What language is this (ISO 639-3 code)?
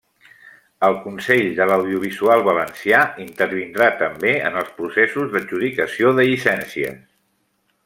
cat